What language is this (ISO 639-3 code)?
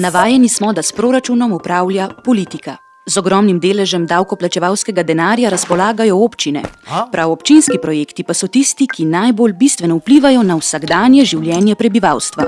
slv